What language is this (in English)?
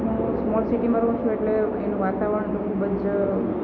Gujarati